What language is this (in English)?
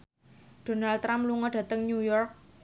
Javanese